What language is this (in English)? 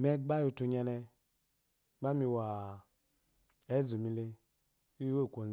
Eloyi